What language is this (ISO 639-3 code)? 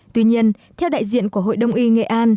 vie